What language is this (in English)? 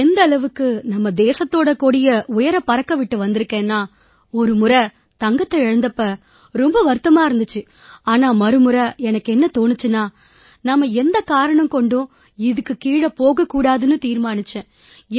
Tamil